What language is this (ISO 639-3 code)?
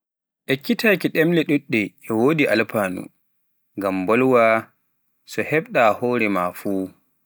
fuf